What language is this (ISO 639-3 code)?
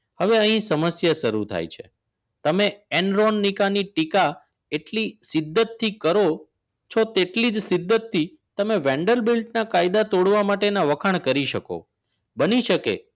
guj